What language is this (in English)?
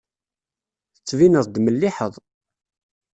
Kabyle